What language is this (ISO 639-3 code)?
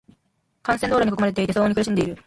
jpn